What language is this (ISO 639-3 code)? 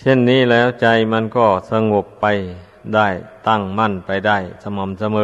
tha